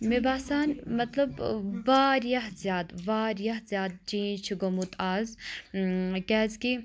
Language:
Kashmiri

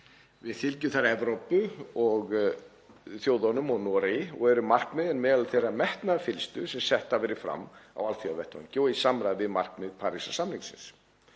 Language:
Icelandic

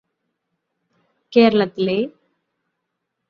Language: Malayalam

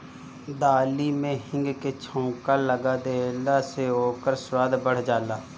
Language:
Bhojpuri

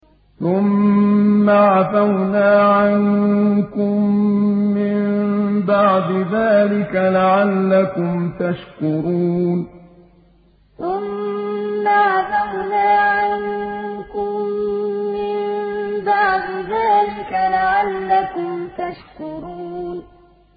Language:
Arabic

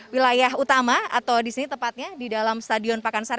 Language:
Indonesian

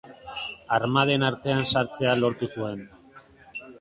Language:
Basque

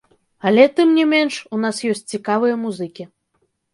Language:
Belarusian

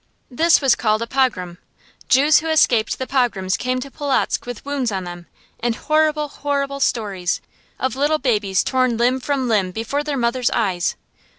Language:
English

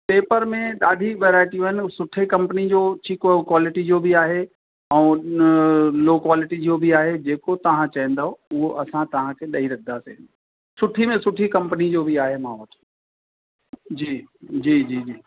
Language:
Sindhi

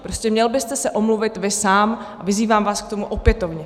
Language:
Czech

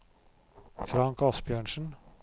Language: Norwegian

